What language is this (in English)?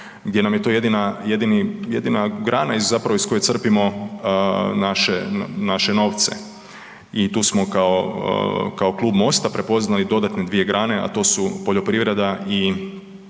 Croatian